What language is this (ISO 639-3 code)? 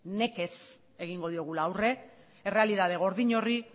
eus